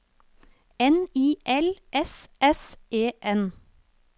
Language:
Norwegian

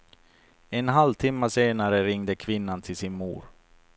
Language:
Swedish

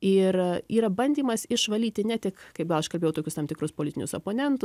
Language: Lithuanian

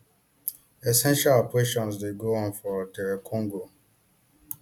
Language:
Nigerian Pidgin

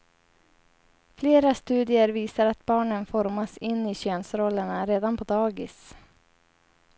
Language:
Swedish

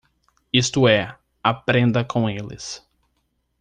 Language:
Portuguese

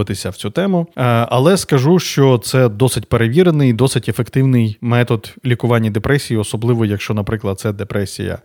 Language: Ukrainian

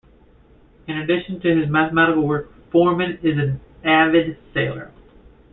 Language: English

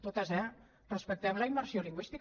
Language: Catalan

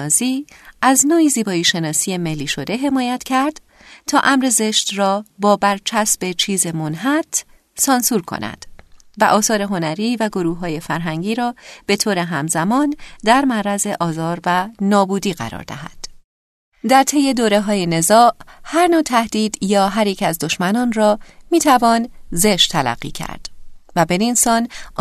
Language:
Persian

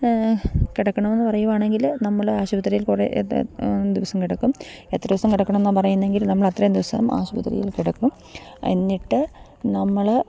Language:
Malayalam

